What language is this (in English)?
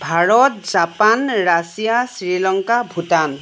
Assamese